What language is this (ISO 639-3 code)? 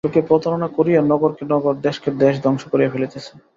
ben